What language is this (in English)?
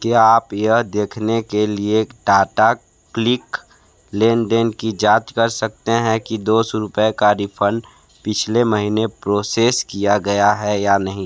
Hindi